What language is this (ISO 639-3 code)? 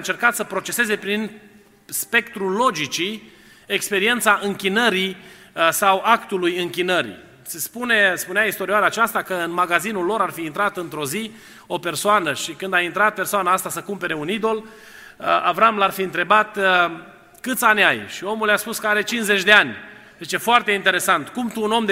ron